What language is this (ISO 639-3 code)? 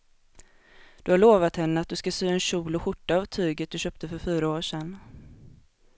swe